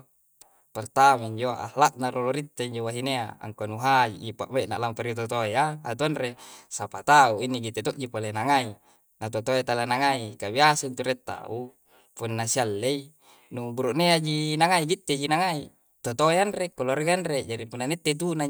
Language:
Coastal Konjo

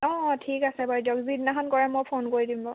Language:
Assamese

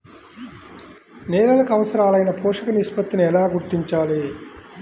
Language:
Telugu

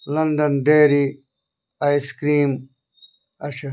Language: Kashmiri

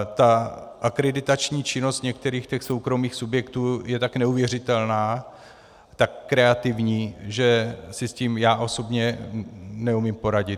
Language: Czech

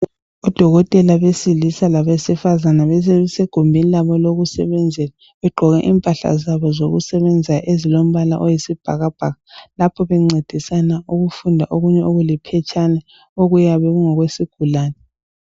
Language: North Ndebele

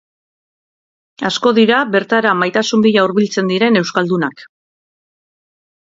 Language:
Basque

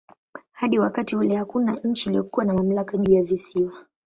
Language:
Swahili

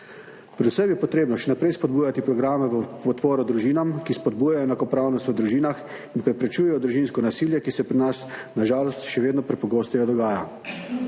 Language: Slovenian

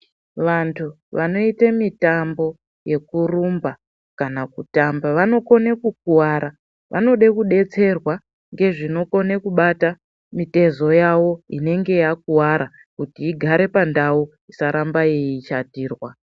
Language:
Ndau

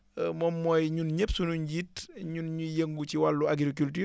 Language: Wolof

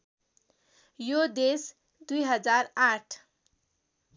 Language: Nepali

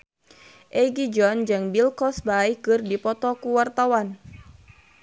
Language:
Sundanese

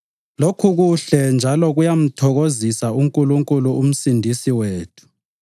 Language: North Ndebele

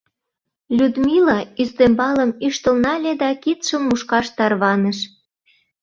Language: Mari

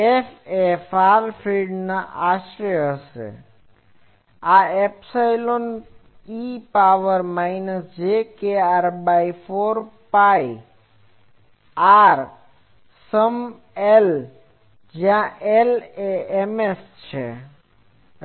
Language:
Gujarati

